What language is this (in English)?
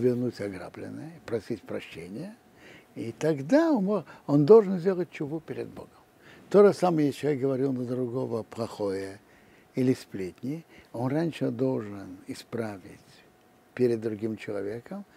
Russian